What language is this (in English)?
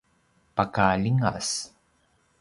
Paiwan